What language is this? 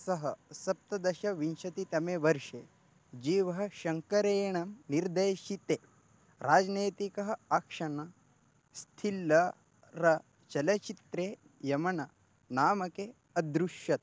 Sanskrit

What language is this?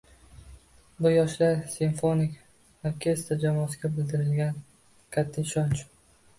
Uzbek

